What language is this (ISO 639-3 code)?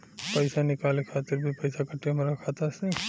bho